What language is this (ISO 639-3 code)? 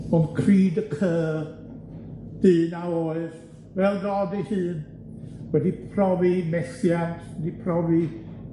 cym